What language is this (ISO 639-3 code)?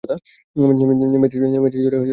ben